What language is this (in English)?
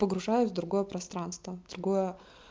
Russian